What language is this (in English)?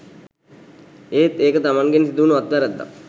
Sinhala